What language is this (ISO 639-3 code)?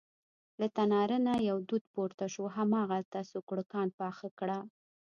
pus